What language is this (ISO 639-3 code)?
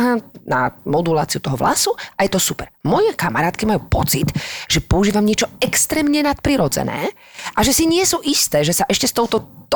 slk